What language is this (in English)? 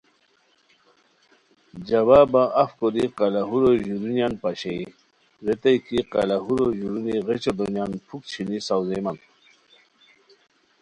Khowar